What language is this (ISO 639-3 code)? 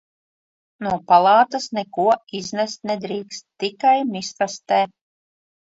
lav